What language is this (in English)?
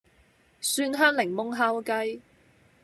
Cantonese